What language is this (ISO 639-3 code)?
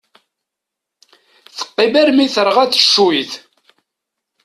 kab